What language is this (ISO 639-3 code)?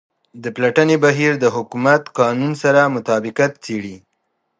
pus